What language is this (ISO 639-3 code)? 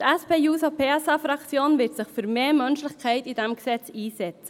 gsw